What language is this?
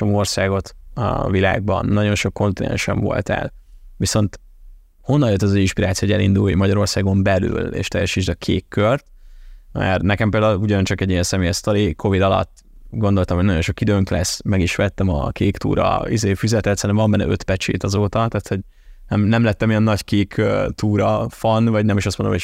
Hungarian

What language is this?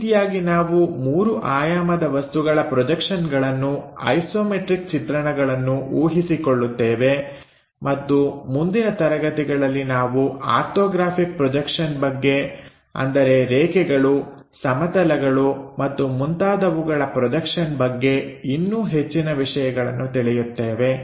Kannada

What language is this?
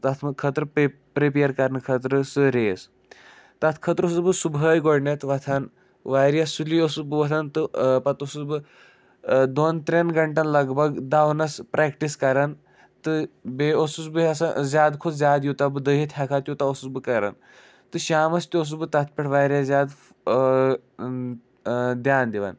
Kashmiri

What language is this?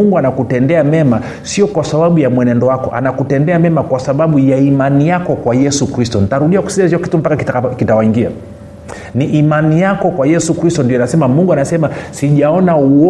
Swahili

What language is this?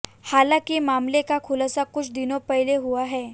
Hindi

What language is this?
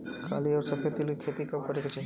Bhojpuri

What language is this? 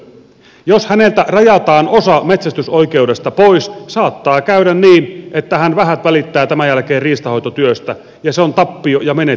Finnish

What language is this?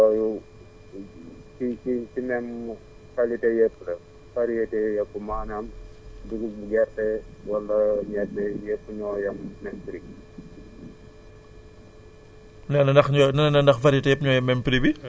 Wolof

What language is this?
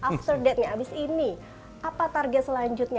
Indonesian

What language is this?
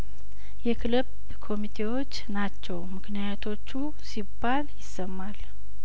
Amharic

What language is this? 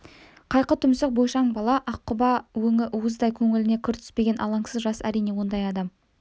Kazakh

